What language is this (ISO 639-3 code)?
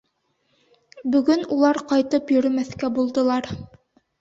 bak